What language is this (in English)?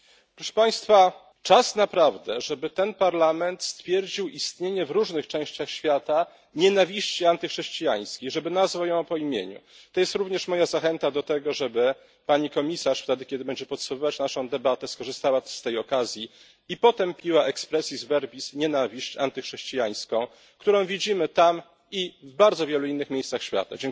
Polish